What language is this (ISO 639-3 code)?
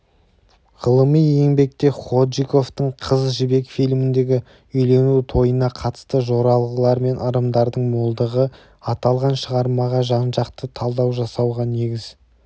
kaz